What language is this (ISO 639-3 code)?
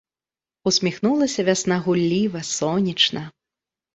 bel